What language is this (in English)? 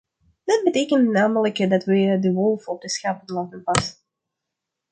Dutch